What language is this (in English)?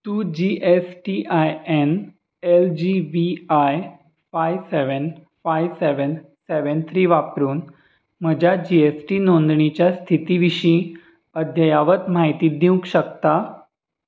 Konkani